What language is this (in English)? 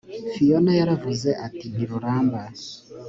Kinyarwanda